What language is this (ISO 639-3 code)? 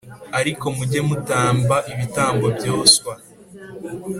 kin